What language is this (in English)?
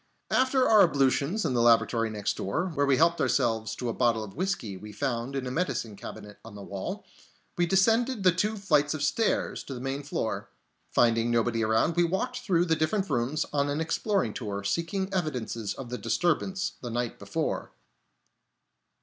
English